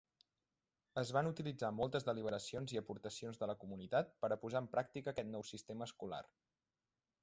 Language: Catalan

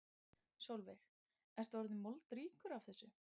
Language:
Icelandic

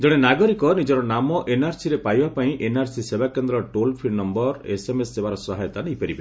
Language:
Odia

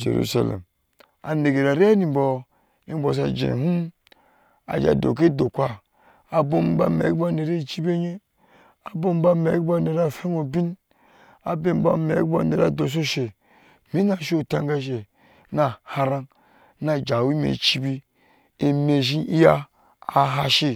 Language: Ashe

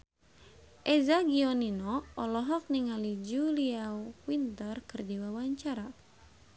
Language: Sundanese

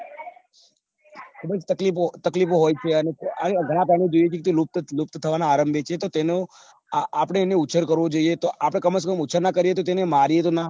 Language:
Gujarati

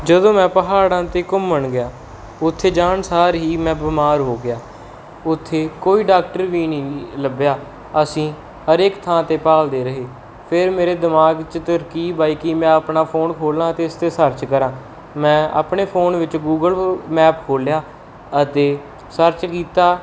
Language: Punjabi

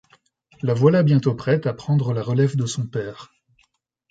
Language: French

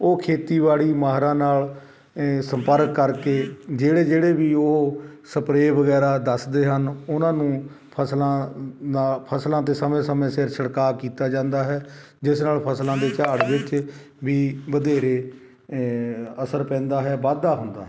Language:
Punjabi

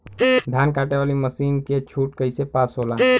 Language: Bhojpuri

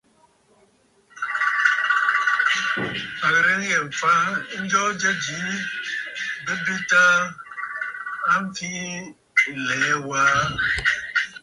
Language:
Bafut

